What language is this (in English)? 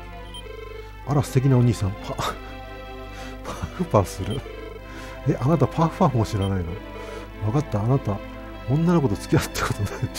Japanese